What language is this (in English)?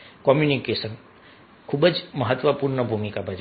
Gujarati